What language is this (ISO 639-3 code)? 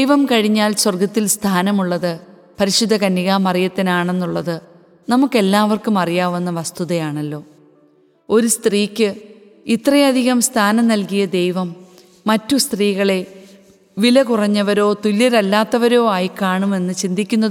mal